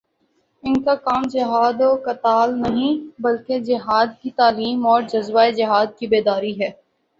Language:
Urdu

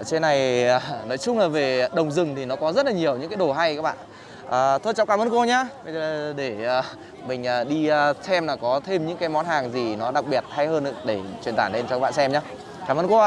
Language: Vietnamese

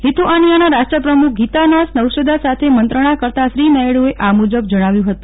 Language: Gujarati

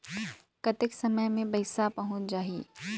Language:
Chhattisgarhi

